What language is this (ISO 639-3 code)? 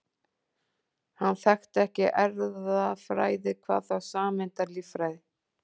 isl